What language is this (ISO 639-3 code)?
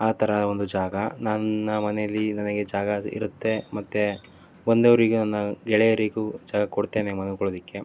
kan